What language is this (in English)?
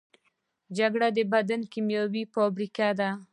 Pashto